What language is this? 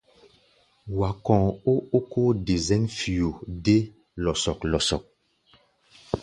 Gbaya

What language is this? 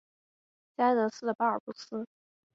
Chinese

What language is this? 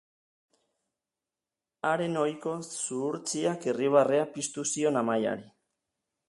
Basque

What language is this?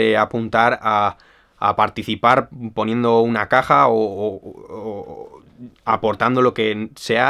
Spanish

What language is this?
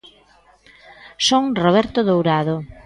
Galician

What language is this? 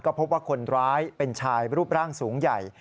Thai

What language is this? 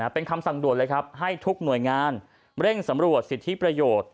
Thai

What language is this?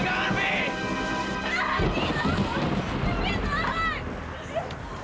Indonesian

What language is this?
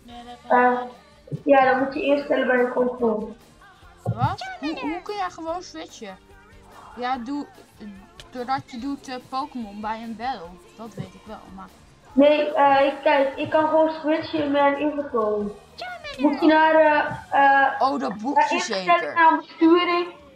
Dutch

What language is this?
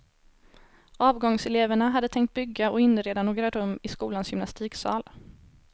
Swedish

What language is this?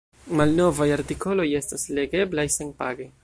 Esperanto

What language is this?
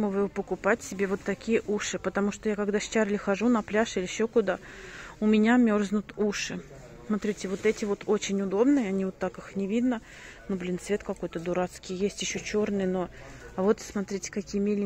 Russian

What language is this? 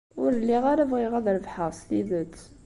Kabyle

